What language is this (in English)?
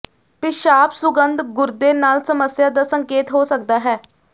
Punjabi